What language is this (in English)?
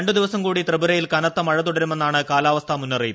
Malayalam